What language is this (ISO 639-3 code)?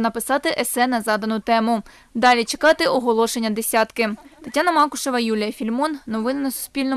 ukr